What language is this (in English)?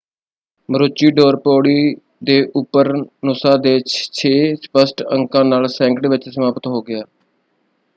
Punjabi